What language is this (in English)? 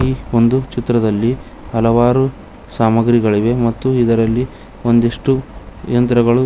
Kannada